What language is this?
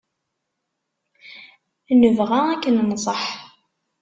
Kabyle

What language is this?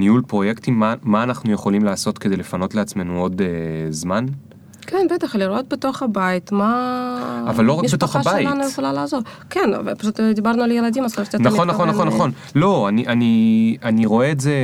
Hebrew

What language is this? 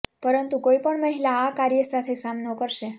Gujarati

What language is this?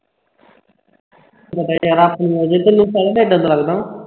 Punjabi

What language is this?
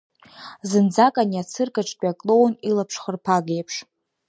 Abkhazian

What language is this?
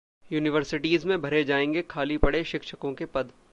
Hindi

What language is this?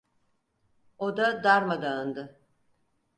Turkish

